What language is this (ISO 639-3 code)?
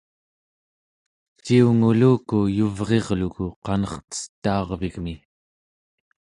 esu